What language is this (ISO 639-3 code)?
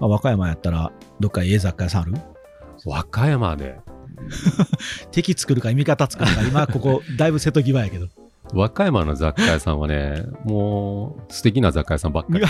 jpn